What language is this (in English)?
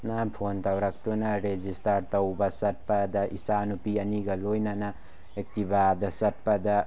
Manipuri